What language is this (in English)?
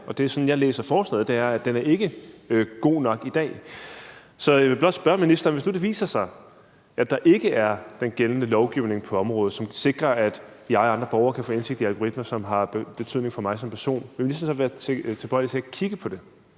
Danish